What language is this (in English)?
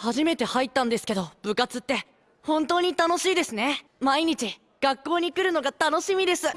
Japanese